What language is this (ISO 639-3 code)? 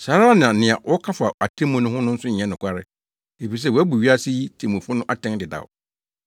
aka